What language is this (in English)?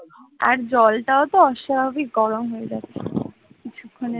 Bangla